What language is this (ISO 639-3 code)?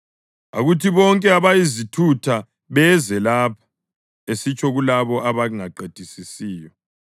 nde